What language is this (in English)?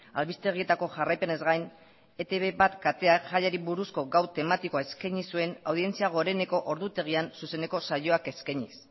Basque